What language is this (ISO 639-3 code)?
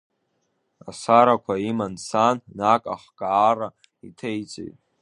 abk